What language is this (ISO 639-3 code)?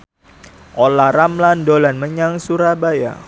jav